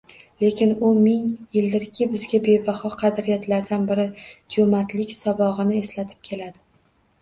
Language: Uzbek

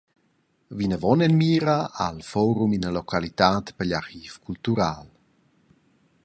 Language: Romansh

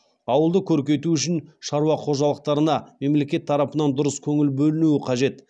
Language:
Kazakh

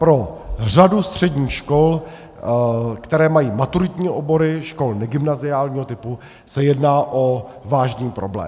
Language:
Czech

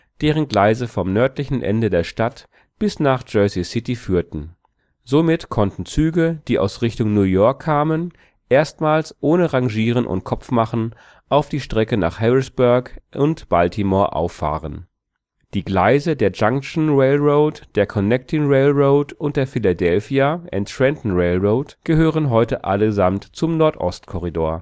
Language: German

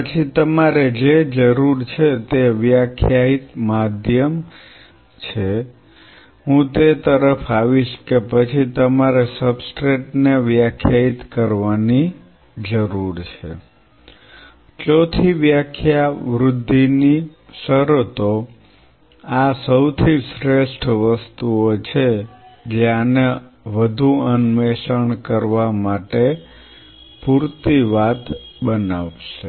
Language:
Gujarati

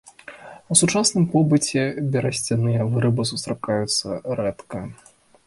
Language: Belarusian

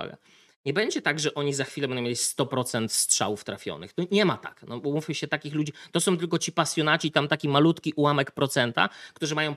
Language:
Polish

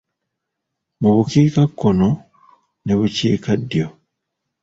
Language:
Ganda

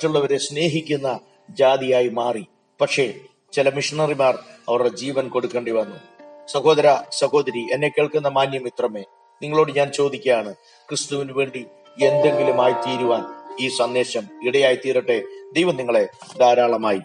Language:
Malayalam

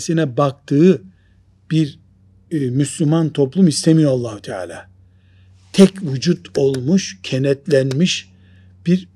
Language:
Turkish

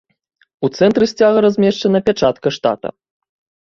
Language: Belarusian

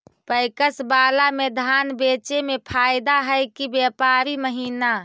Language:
Magahi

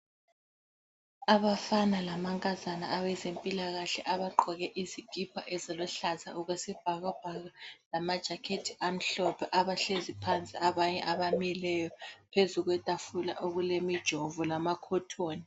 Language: North Ndebele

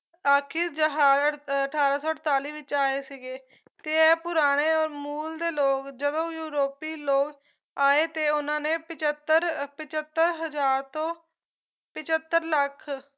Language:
Punjabi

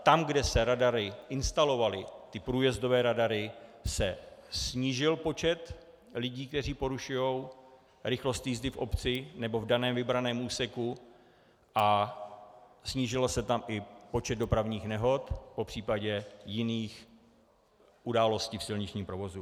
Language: Czech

